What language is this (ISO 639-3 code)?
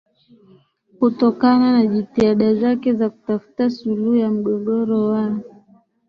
swa